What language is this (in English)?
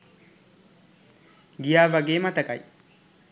Sinhala